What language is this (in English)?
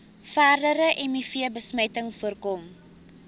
Afrikaans